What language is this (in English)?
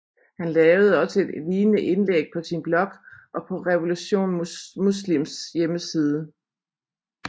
Danish